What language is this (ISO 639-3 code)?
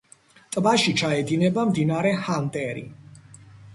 kat